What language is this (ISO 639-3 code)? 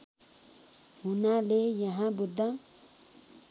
nep